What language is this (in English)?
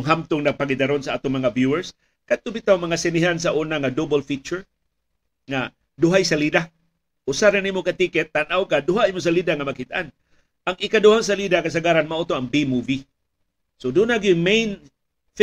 Filipino